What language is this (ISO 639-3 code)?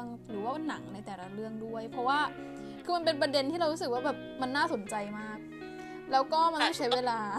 tha